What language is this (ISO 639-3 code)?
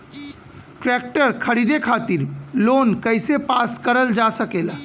bho